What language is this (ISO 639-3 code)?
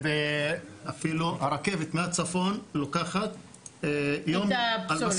heb